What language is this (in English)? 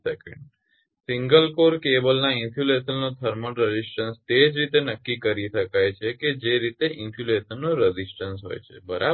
Gujarati